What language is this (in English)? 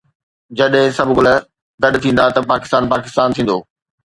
Sindhi